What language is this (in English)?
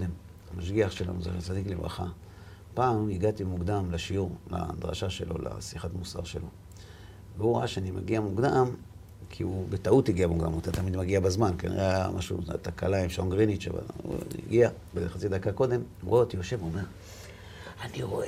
Hebrew